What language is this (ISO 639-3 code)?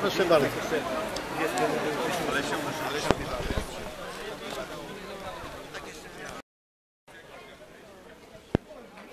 pol